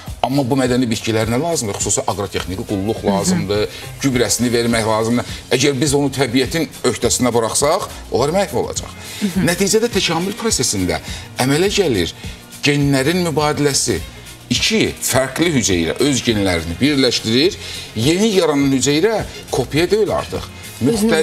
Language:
Turkish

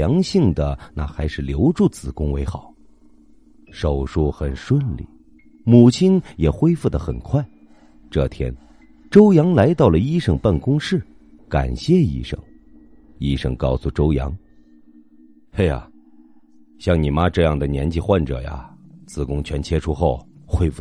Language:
Chinese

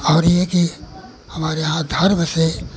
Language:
Hindi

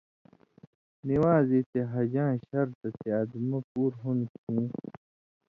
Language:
Indus Kohistani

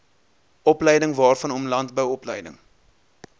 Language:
Afrikaans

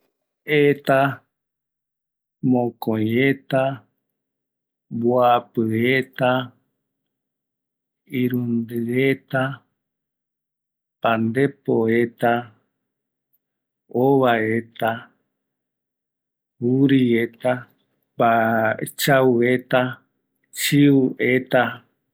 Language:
Eastern Bolivian Guaraní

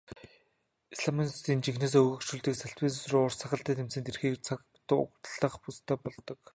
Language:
Mongolian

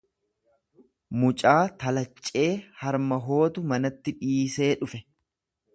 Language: Oromo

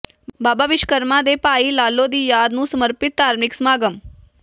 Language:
Punjabi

